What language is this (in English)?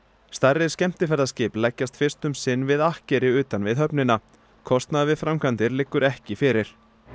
Icelandic